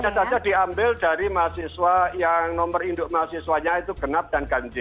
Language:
Indonesian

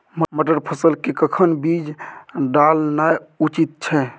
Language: Maithili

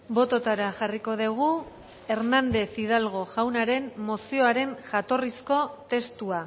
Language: Basque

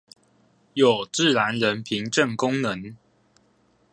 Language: Chinese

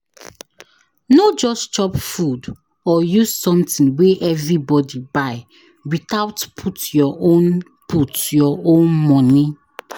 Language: Nigerian Pidgin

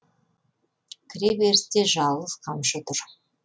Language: Kazakh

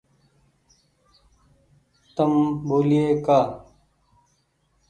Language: Goaria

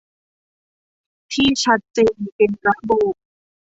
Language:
Thai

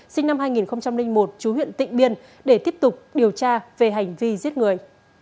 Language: Vietnamese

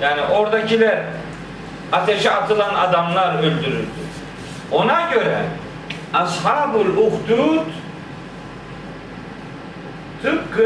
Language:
Turkish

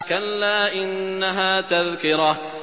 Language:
Arabic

